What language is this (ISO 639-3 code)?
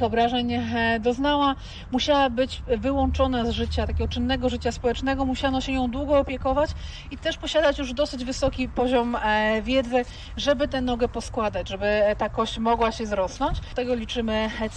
pol